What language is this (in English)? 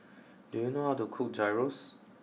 English